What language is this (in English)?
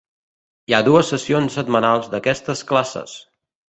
Catalan